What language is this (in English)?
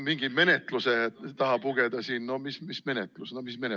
Estonian